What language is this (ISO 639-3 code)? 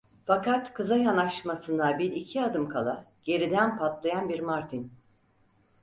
tur